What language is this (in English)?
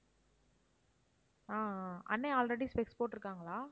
Tamil